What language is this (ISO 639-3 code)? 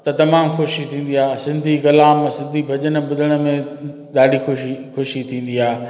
snd